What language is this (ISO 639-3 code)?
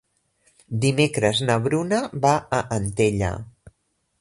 cat